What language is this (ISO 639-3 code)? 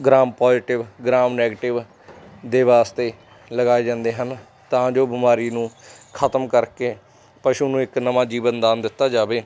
pan